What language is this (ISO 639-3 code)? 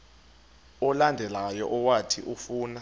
xho